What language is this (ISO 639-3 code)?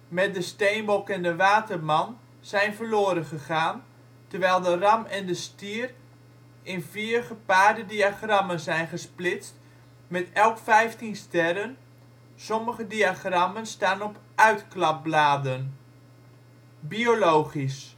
nld